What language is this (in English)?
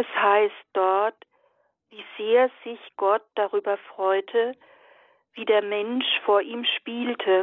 German